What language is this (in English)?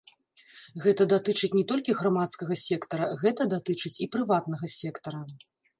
Belarusian